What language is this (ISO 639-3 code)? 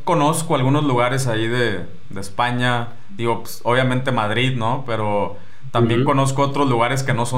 spa